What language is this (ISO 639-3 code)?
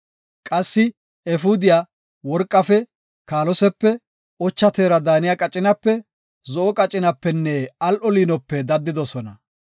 gof